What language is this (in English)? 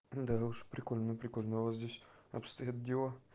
Russian